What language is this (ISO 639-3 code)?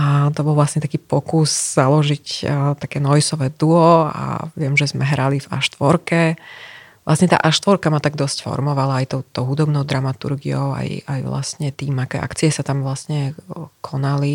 slk